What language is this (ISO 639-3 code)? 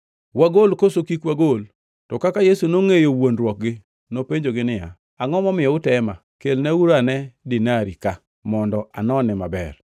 luo